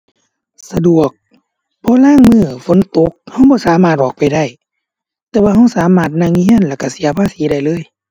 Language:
Thai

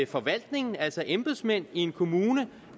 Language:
Danish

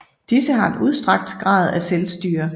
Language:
Danish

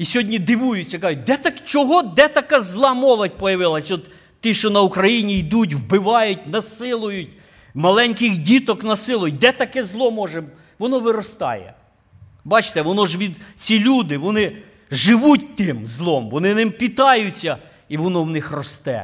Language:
Ukrainian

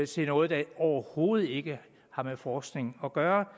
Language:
Danish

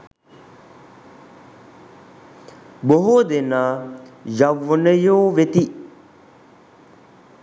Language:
Sinhala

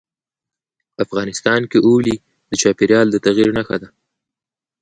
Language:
Pashto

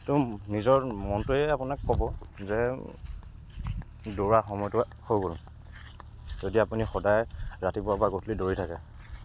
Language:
Assamese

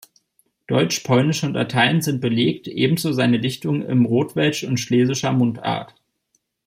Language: German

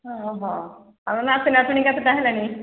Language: Odia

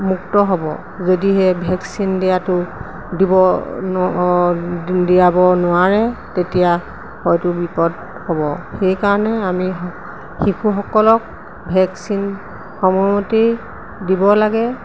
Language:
Assamese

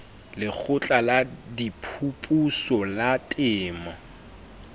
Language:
Southern Sotho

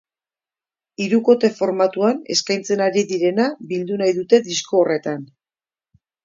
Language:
Basque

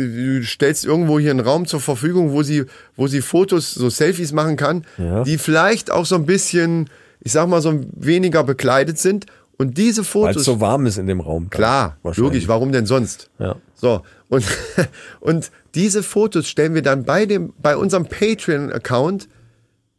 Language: German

